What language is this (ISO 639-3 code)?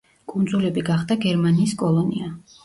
kat